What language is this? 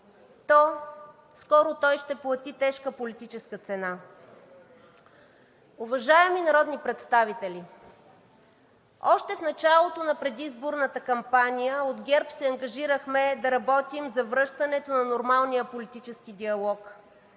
Bulgarian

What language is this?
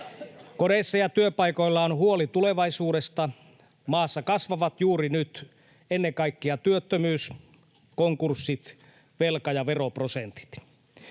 Finnish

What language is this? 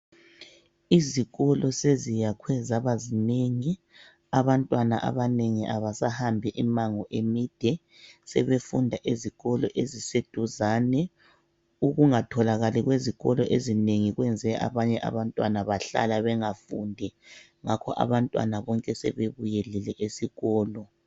North Ndebele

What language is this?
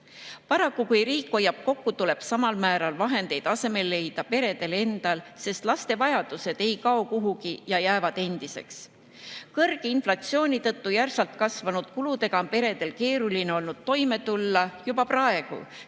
Estonian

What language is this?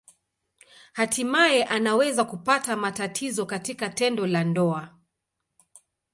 Swahili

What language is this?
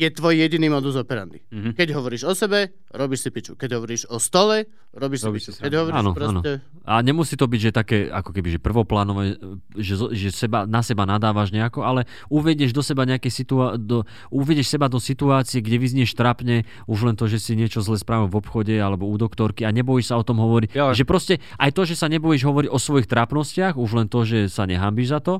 Slovak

